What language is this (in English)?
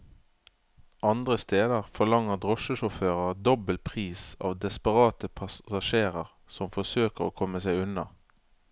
Norwegian